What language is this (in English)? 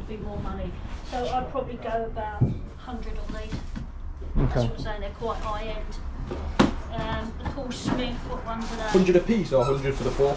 English